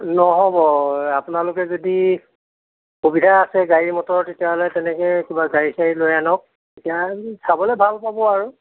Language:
Assamese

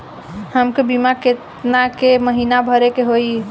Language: Bhojpuri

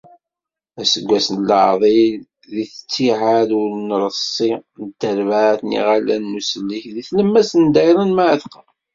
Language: Kabyle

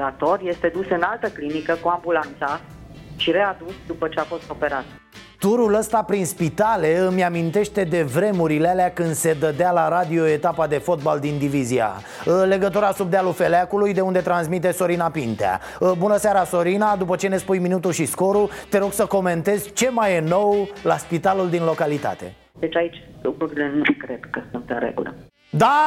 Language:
Romanian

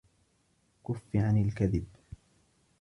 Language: Arabic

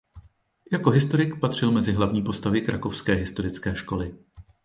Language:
Czech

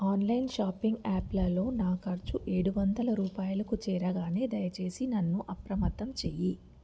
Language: Telugu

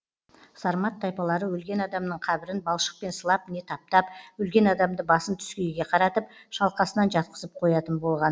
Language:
Kazakh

